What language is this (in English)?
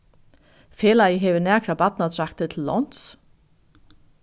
Faroese